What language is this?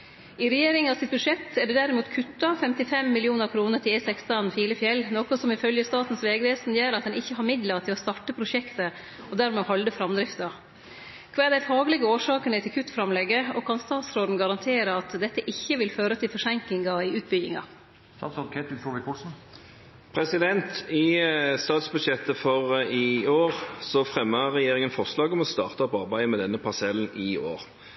Norwegian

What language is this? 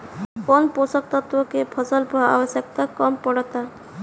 Bhojpuri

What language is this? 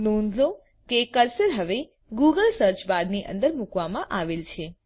Gujarati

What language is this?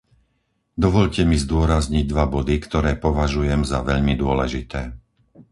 Slovak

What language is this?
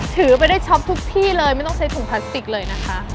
Thai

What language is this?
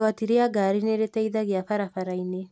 Kikuyu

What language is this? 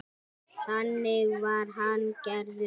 Icelandic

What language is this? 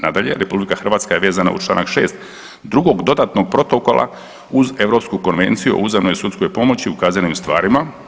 Croatian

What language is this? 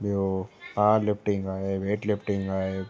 Sindhi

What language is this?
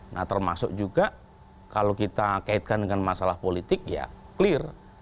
Indonesian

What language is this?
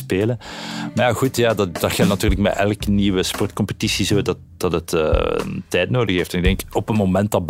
Dutch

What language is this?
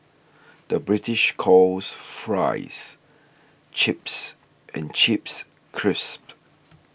English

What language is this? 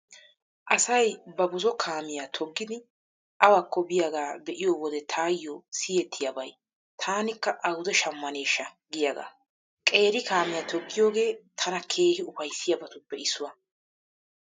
Wolaytta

